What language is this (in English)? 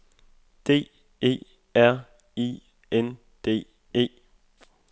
Danish